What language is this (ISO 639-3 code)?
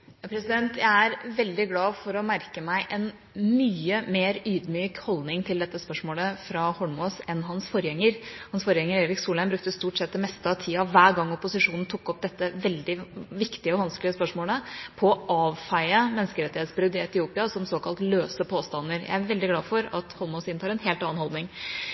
nob